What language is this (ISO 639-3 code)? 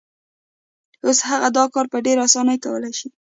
pus